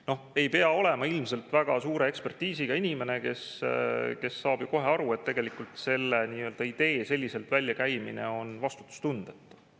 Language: Estonian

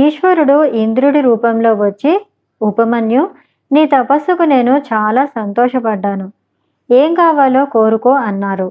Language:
Telugu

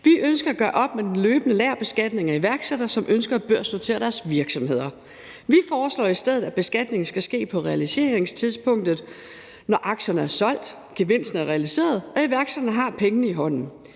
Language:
Danish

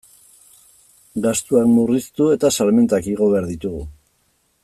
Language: Basque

